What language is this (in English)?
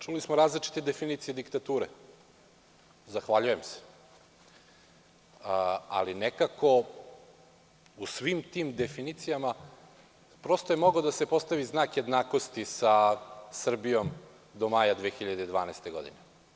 Serbian